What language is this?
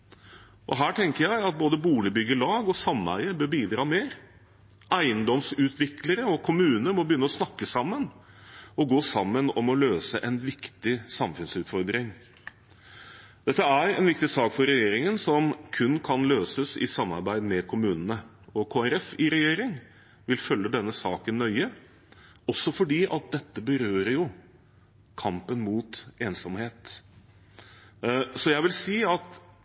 Norwegian Bokmål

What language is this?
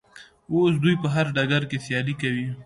Pashto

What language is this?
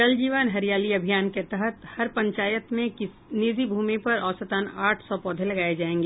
Hindi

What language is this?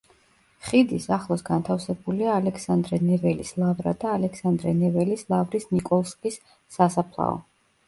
Georgian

